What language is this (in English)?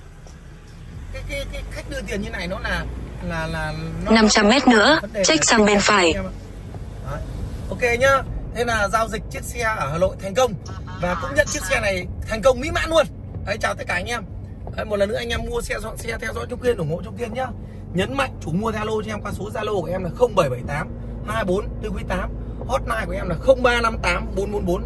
Vietnamese